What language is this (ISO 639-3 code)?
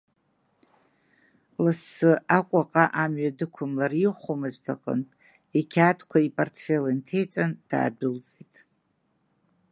abk